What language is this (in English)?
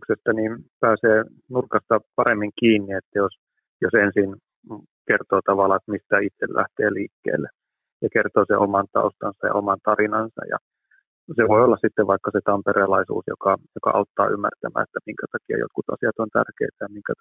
Finnish